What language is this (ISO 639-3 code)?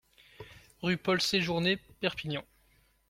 fra